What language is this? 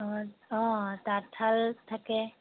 Assamese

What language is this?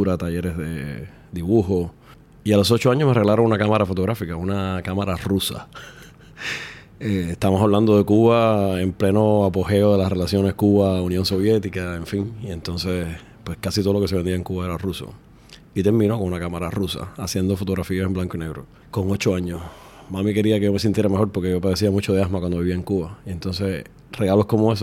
Spanish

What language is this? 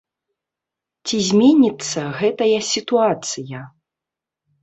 Belarusian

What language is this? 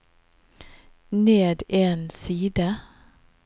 Norwegian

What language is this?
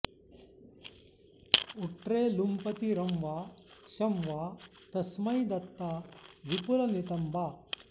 Sanskrit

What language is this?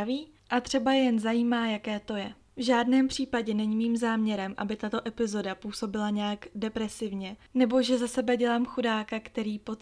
Czech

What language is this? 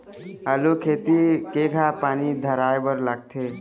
Chhattisgarhi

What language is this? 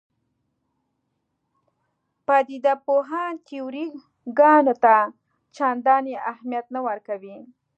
Pashto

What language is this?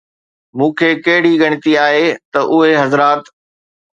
Sindhi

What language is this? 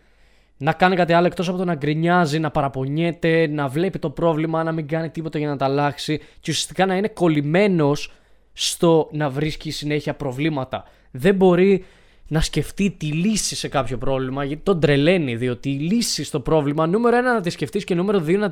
Greek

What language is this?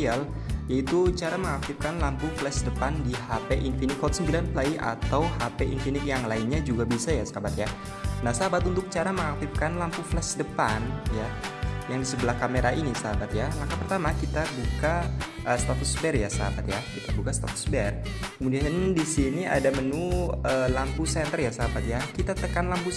Indonesian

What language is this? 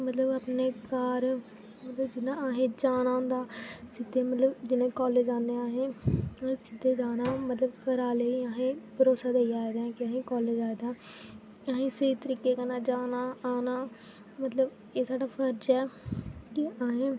Dogri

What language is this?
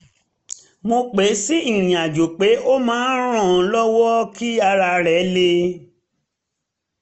Yoruba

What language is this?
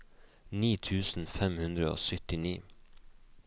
Norwegian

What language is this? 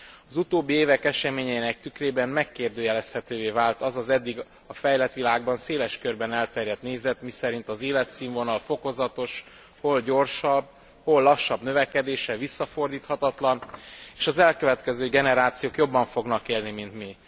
Hungarian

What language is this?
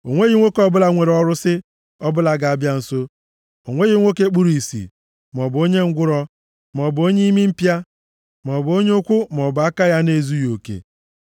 Igbo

